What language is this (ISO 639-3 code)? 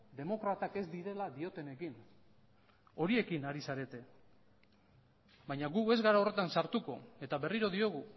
eus